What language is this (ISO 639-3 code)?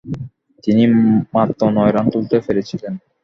ben